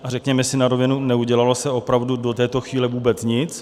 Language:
Czech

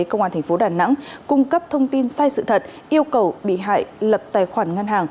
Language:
Vietnamese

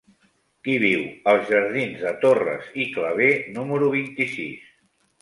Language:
Catalan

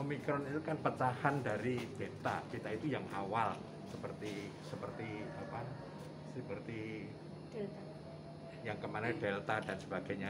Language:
Indonesian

